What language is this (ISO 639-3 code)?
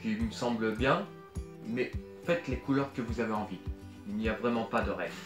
fra